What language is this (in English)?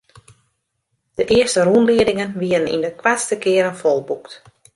Western Frisian